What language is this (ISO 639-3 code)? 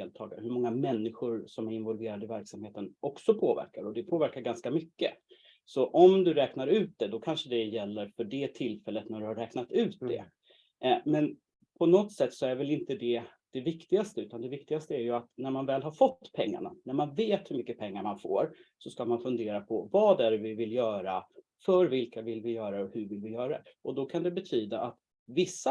swe